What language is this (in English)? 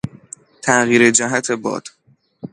Persian